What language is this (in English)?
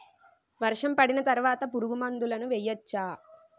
Telugu